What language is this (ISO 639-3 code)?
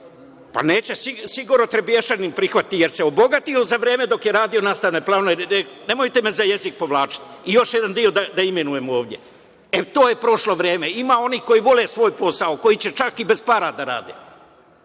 srp